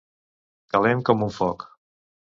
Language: Catalan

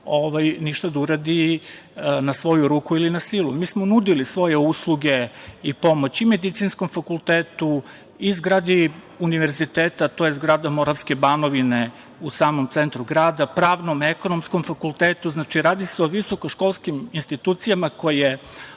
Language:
Serbian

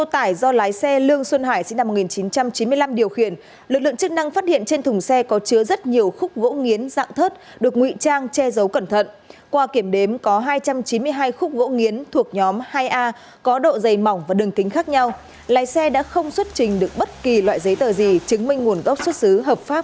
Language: Vietnamese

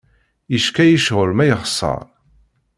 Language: Kabyle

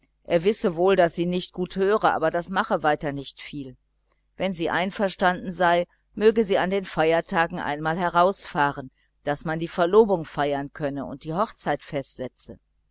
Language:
German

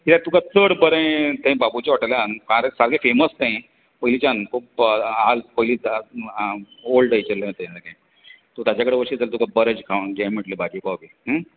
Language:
Konkani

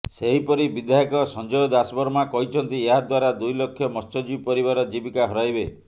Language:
Odia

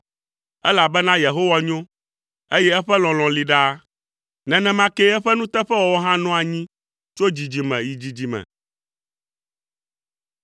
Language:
Ewe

